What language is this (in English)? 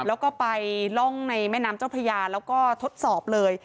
Thai